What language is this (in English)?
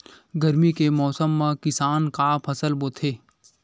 Chhattisgarhi